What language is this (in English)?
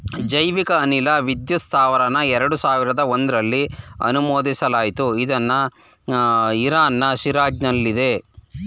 Kannada